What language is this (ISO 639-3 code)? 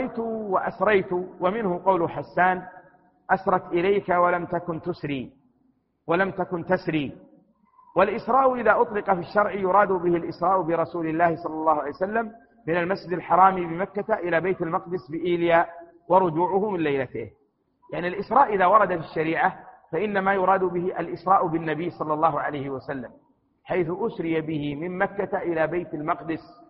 ara